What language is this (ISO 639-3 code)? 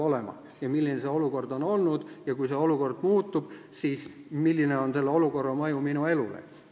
est